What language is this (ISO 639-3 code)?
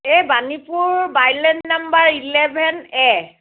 asm